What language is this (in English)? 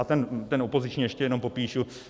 Czech